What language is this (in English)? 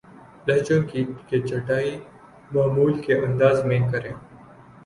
Urdu